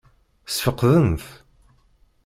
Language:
Kabyle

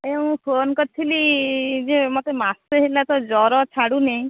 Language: Odia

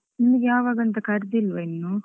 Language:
Kannada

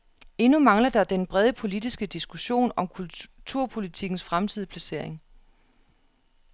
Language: Danish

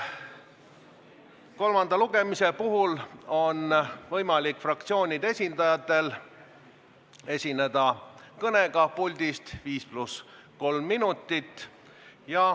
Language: Estonian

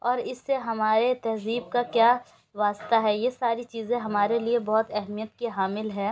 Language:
Urdu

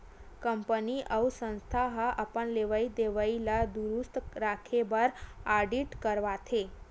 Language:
Chhattisgarhi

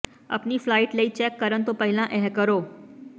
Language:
Punjabi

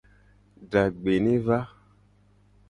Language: Gen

